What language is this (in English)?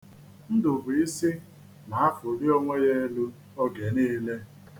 Igbo